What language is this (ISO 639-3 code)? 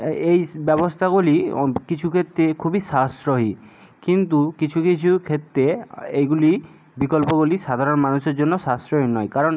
ben